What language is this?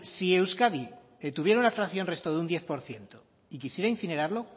Spanish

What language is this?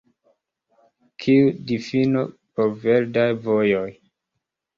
Esperanto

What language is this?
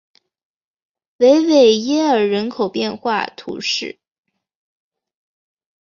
Chinese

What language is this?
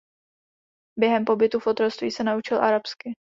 Czech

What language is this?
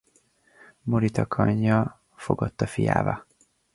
Hungarian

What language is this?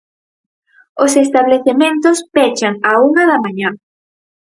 Galician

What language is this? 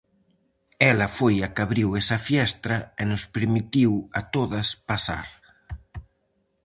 Galician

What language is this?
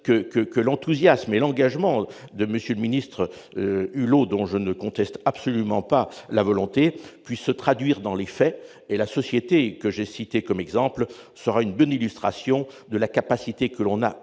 French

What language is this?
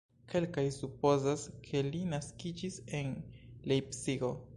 Esperanto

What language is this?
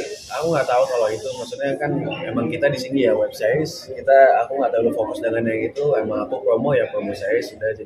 Indonesian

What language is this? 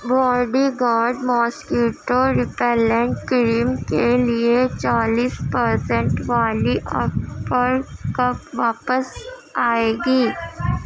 Urdu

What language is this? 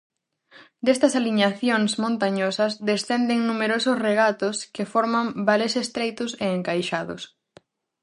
Galician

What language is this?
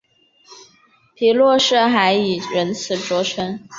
Chinese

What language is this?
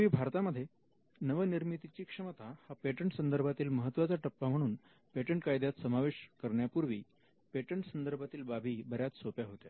Marathi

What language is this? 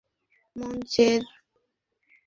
Bangla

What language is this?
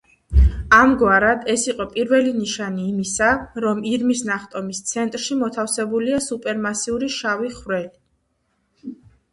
Georgian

